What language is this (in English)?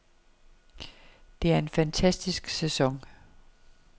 Danish